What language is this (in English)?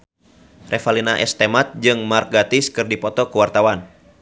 Sundanese